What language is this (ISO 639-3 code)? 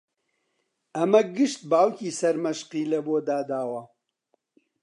ckb